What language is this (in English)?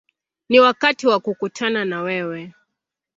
Swahili